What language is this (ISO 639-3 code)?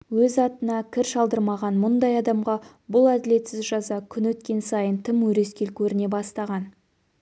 kaz